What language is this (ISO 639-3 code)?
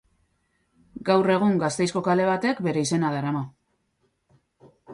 eus